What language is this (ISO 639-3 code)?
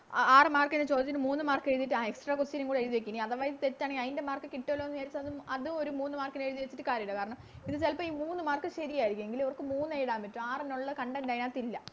mal